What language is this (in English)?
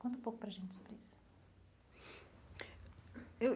Portuguese